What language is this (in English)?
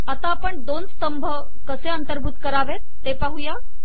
Marathi